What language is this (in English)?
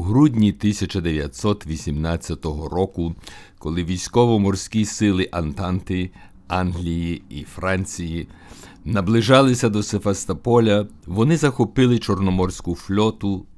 Ukrainian